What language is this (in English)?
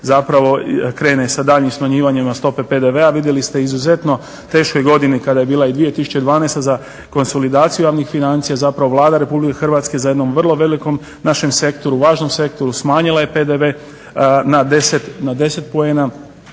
Croatian